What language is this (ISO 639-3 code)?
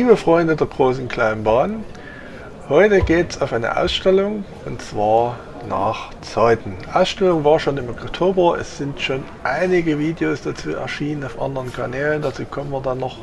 deu